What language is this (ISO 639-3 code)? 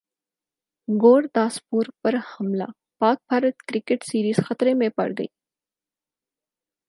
urd